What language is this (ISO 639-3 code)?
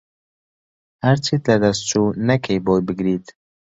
ckb